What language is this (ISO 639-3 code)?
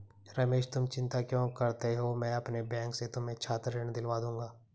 hin